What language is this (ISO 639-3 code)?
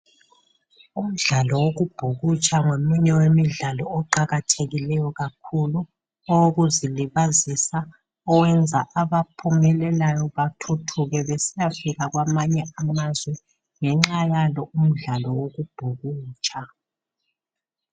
nde